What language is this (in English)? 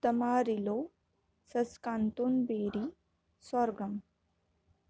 Marathi